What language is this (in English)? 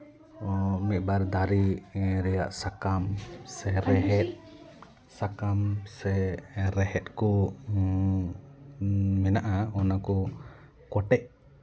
Santali